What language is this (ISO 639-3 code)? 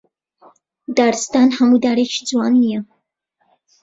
ckb